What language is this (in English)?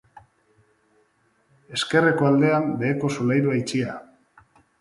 Basque